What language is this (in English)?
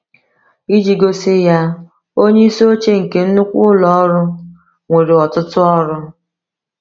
Igbo